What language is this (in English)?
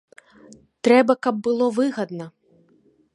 Belarusian